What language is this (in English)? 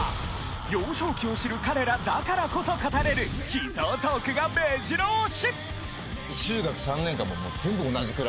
Japanese